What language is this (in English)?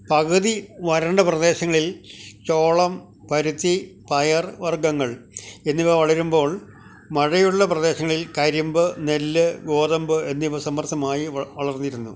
Malayalam